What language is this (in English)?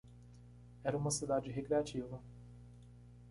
Portuguese